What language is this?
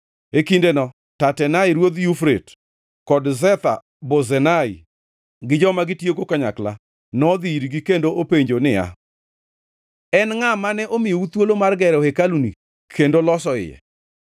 Luo (Kenya and Tanzania)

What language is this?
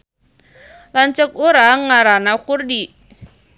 Sundanese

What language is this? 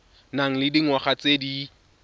Tswana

